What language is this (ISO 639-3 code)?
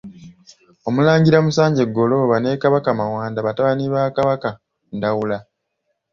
lug